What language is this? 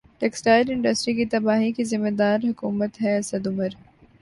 Urdu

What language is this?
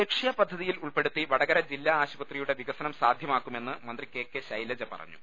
Malayalam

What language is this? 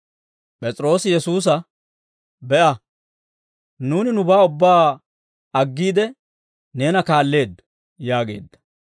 Dawro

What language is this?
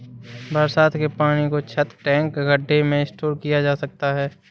Hindi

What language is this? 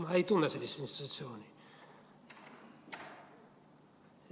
Estonian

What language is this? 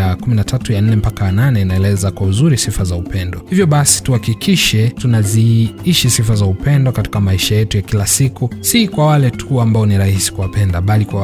Swahili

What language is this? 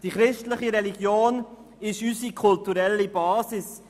Swiss German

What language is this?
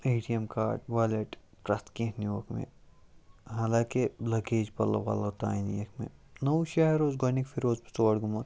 Kashmiri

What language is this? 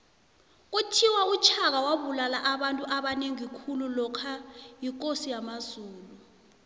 South Ndebele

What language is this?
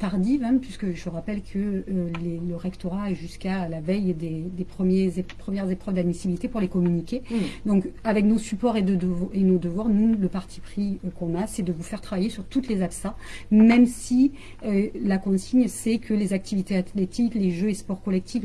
French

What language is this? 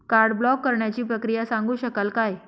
Marathi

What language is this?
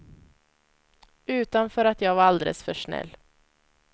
Swedish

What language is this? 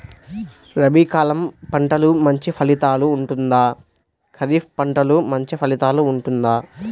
Telugu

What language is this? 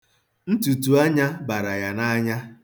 Igbo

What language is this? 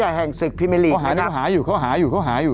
Thai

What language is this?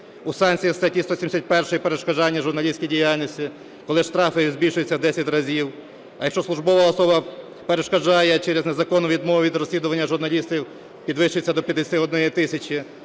Ukrainian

